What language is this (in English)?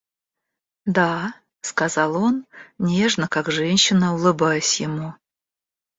Russian